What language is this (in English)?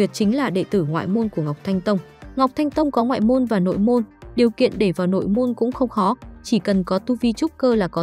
Vietnamese